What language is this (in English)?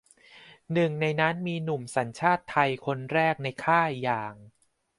Thai